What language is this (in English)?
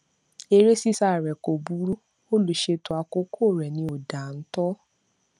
Yoruba